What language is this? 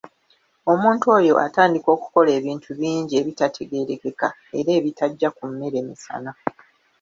Ganda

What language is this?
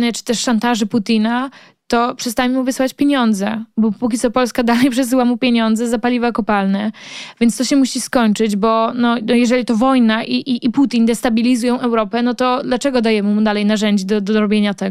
Polish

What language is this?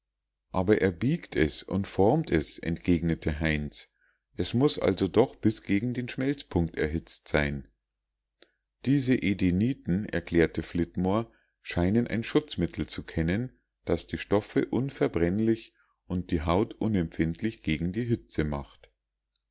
German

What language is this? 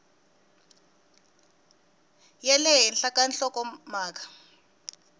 Tsonga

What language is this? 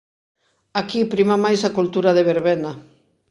Galician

